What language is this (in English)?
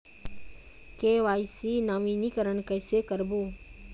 Chhattisgarhi